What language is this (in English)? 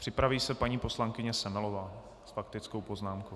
Czech